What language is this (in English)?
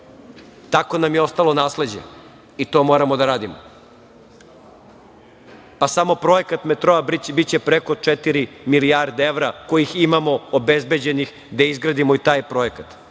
Serbian